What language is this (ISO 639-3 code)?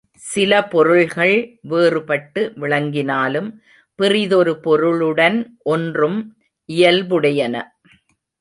tam